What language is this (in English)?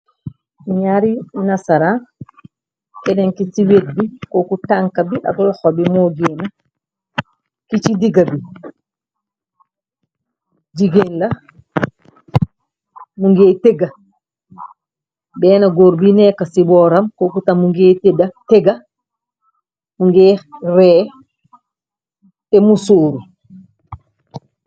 Wolof